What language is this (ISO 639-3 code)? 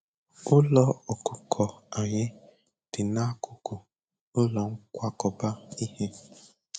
ibo